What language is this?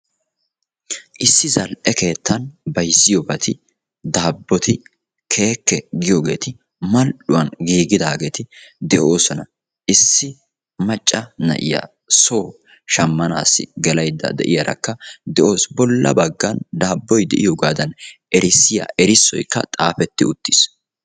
Wolaytta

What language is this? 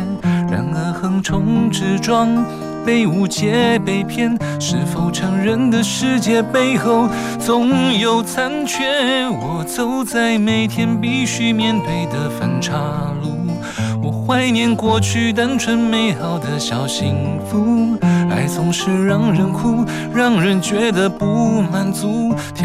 Chinese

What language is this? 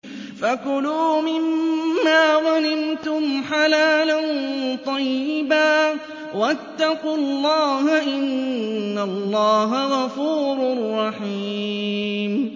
Arabic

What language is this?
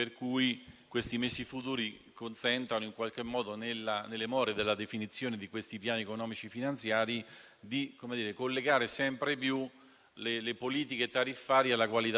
Italian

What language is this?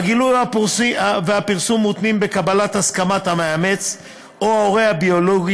Hebrew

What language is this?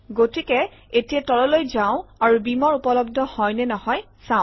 Assamese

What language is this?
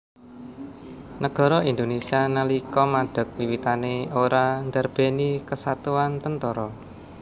Javanese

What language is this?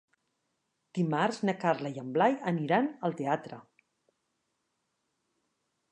Catalan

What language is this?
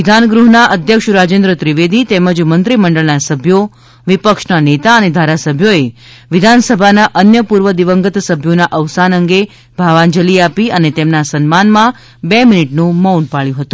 Gujarati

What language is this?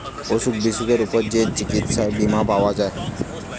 Bangla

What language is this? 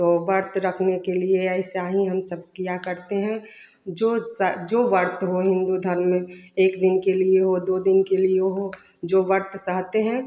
Hindi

